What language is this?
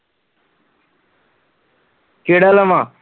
Punjabi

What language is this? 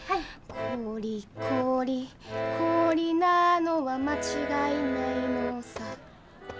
Japanese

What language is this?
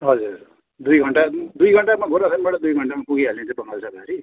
Nepali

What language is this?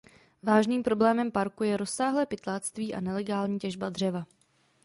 Czech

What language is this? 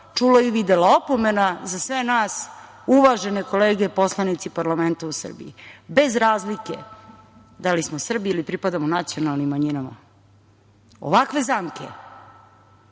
Serbian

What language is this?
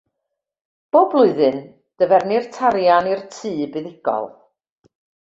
Welsh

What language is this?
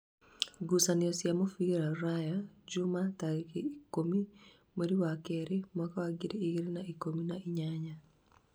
Kikuyu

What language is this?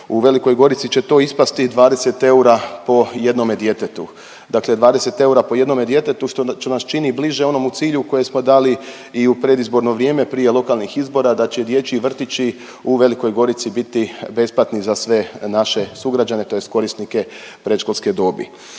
Croatian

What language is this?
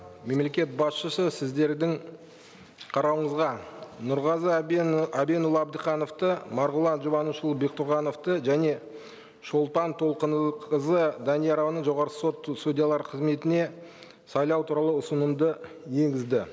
Kazakh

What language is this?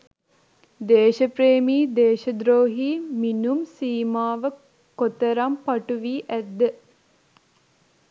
Sinhala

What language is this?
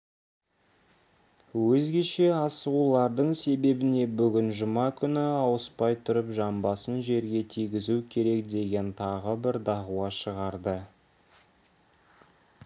Kazakh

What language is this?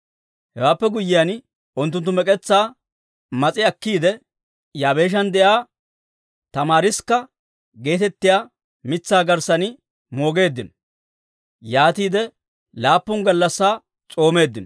Dawro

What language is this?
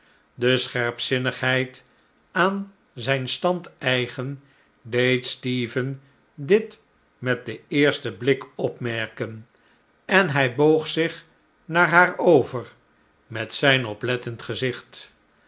Dutch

